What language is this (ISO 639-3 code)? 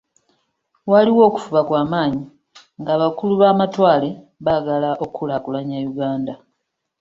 lug